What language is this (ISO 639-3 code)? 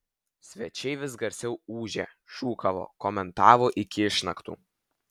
lit